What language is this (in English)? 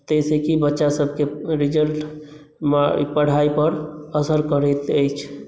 Maithili